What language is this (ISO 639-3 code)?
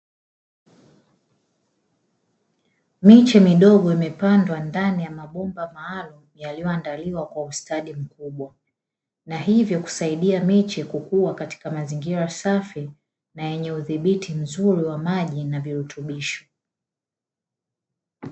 swa